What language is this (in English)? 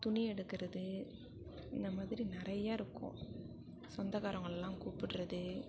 Tamil